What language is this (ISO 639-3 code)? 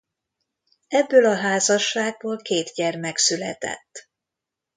hun